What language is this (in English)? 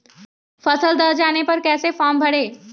Magahi